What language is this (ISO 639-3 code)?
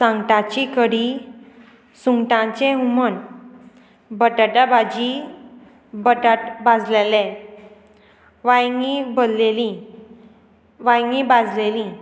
kok